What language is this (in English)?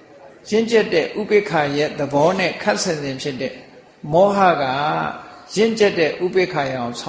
Thai